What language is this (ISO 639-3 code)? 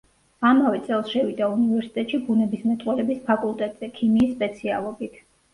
kat